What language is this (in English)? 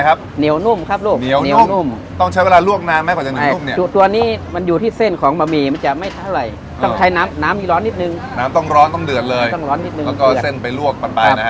Thai